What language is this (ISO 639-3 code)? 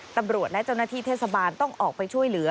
tha